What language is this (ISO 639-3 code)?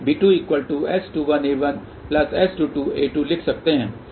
hin